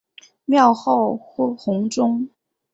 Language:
Chinese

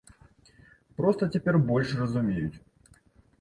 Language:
Belarusian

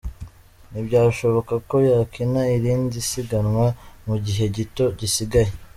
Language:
Kinyarwanda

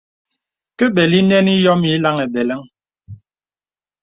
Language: Bebele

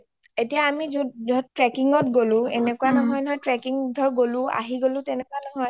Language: Assamese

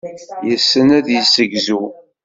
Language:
Kabyle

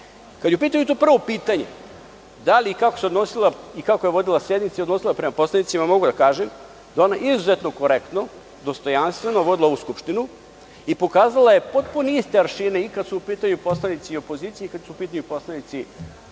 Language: Serbian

